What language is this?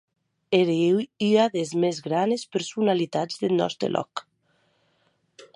Occitan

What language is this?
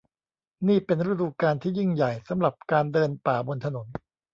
Thai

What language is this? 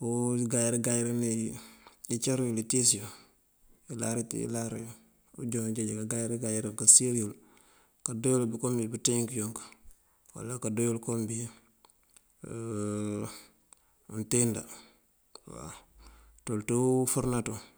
Mandjak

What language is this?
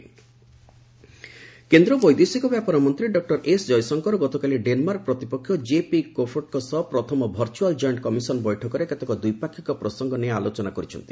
Odia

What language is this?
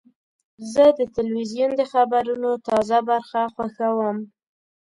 Pashto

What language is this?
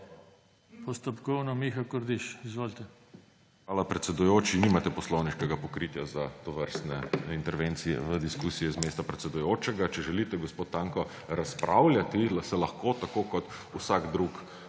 Slovenian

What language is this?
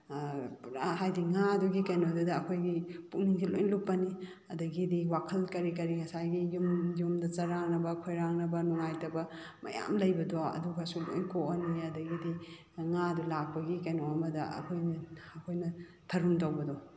Manipuri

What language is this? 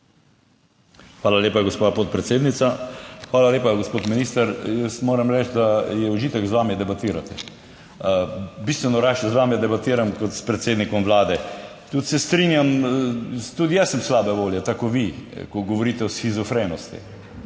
Slovenian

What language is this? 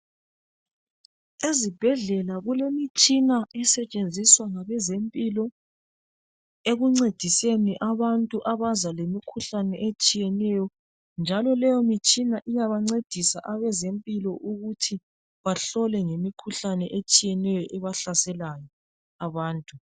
North Ndebele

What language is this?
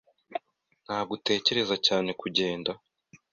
Kinyarwanda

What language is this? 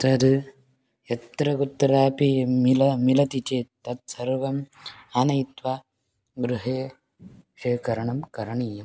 Sanskrit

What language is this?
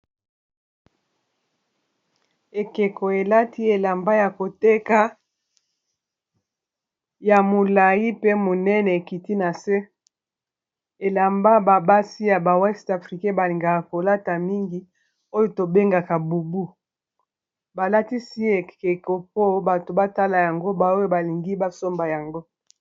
Lingala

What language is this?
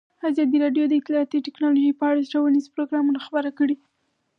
Pashto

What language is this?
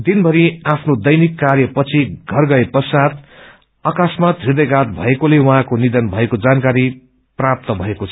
Nepali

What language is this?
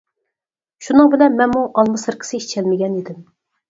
Uyghur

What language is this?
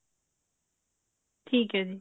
Punjabi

